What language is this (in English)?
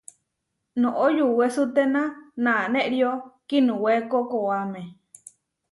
Huarijio